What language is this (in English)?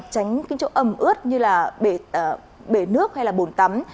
Vietnamese